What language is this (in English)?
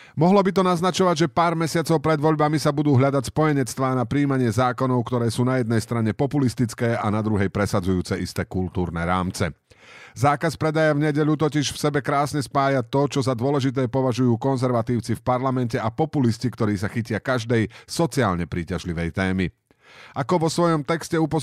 Slovak